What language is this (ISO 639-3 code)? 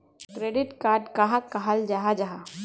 mag